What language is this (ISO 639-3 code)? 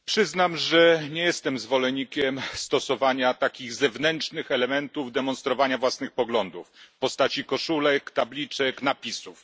pol